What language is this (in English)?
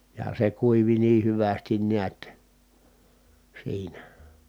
Finnish